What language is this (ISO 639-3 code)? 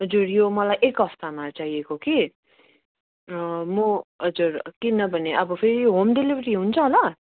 nep